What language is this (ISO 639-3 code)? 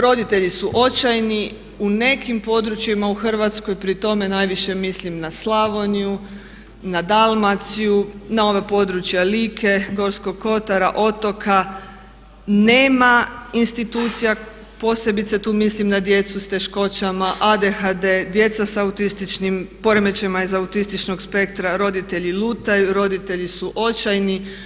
hrv